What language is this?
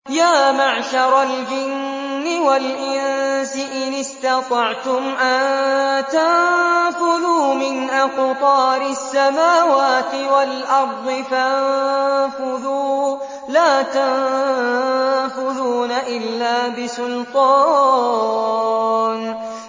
Arabic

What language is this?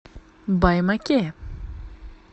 Russian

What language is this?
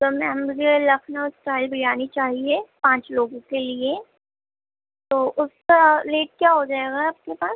Urdu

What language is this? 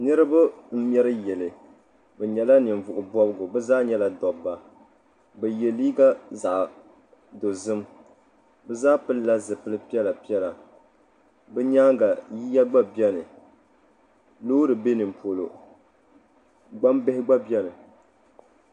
Dagbani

